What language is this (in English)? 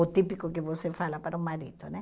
Portuguese